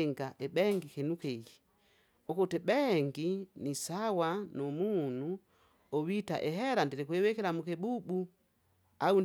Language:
Kinga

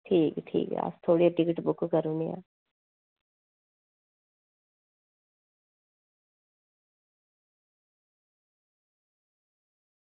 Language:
Dogri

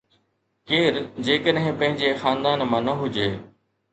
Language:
Sindhi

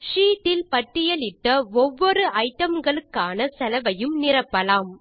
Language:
Tamil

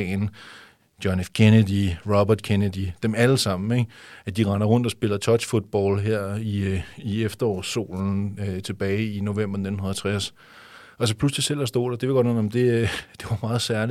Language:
Danish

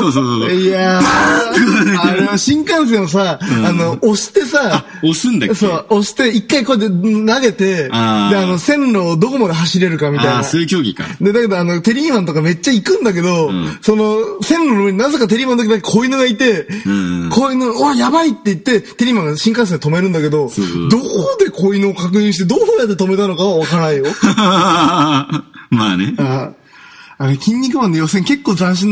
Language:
Japanese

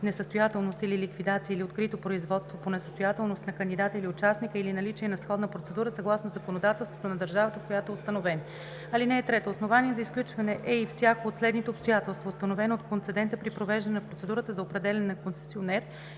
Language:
Bulgarian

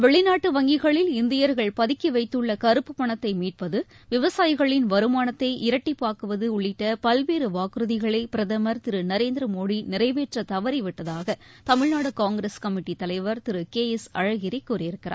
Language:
Tamil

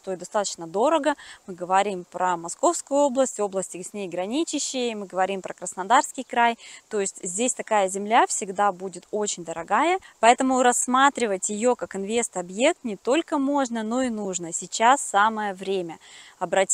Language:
Russian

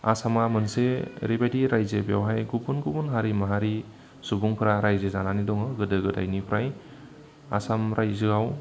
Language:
Bodo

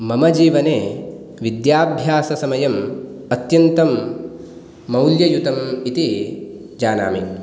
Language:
Sanskrit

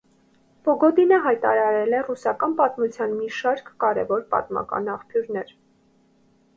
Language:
Armenian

